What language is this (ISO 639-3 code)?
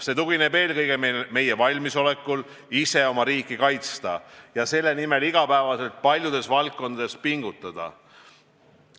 est